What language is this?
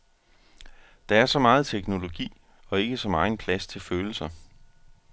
Danish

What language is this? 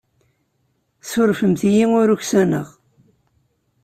Kabyle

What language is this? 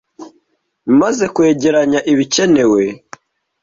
Kinyarwanda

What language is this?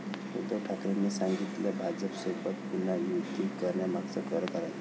Marathi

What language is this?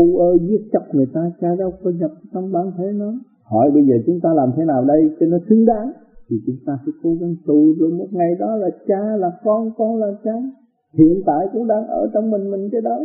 Vietnamese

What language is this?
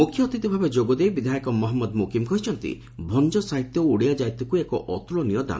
Odia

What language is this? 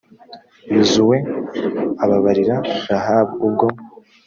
Kinyarwanda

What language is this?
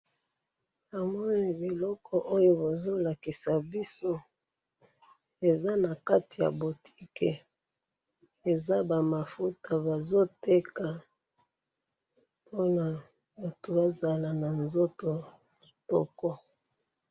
Lingala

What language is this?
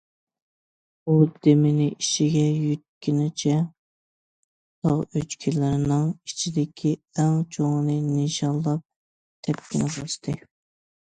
Uyghur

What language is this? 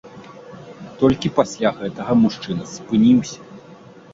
Belarusian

